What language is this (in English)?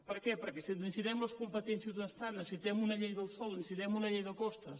Catalan